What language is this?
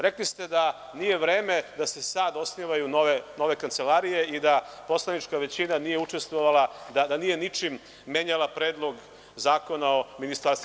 Serbian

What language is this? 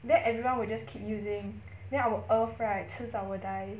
English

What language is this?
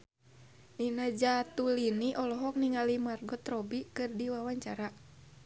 Sundanese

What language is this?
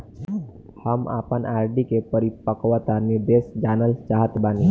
Bhojpuri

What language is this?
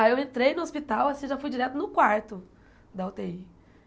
Portuguese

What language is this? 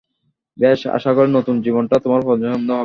Bangla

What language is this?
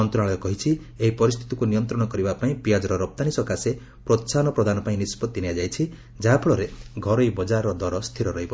Odia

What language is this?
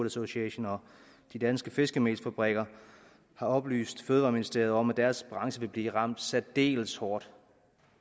Danish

